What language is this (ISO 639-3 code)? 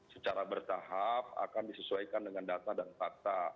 ind